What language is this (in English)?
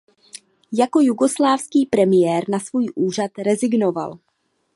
Czech